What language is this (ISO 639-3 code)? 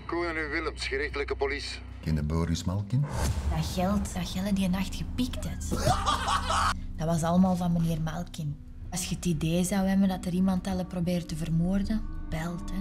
nld